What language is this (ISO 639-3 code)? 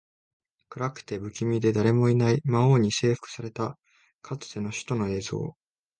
jpn